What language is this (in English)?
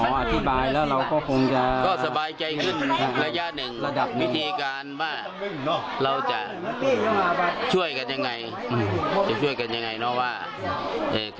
Thai